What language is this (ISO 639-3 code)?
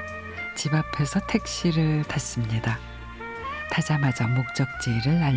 kor